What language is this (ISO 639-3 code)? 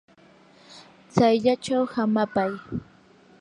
qur